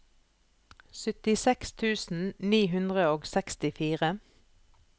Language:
Norwegian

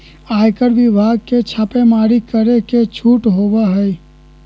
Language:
Magahi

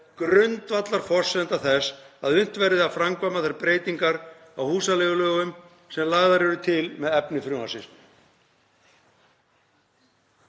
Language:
Icelandic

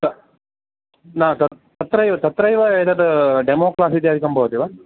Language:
Sanskrit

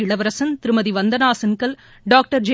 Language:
Tamil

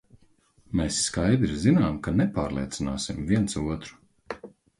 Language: Latvian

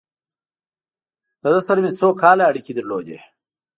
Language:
Pashto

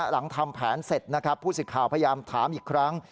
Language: Thai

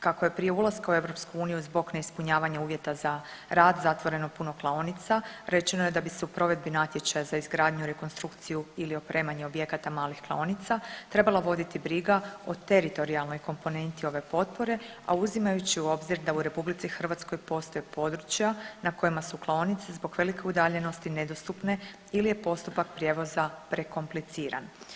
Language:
Croatian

